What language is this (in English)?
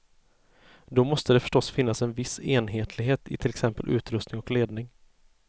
Swedish